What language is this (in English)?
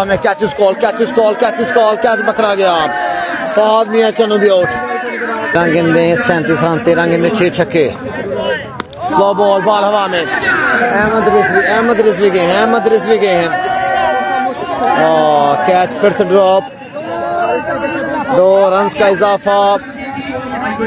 Turkish